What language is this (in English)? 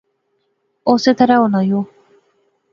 Pahari-Potwari